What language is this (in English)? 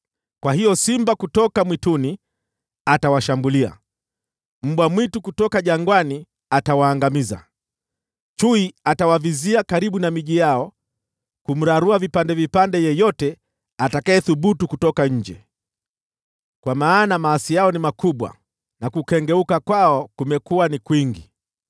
Swahili